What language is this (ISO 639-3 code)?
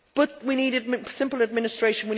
eng